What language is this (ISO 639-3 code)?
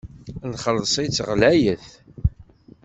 kab